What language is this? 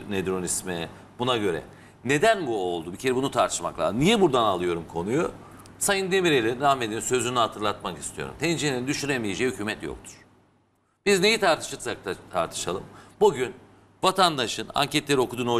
Turkish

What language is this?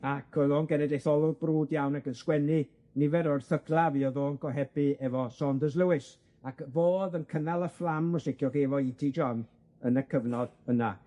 Welsh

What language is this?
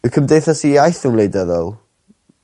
Welsh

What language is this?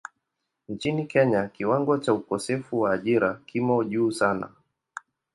Swahili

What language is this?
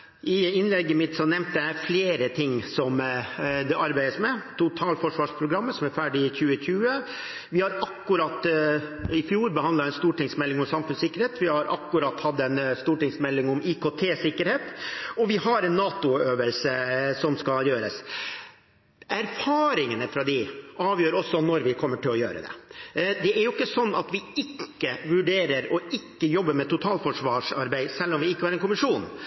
Norwegian Bokmål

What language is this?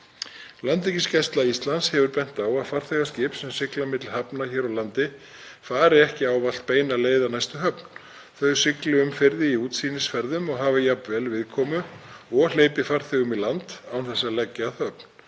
Icelandic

